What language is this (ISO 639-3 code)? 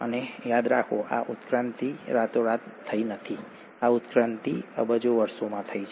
guj